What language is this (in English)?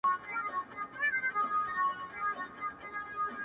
Pashto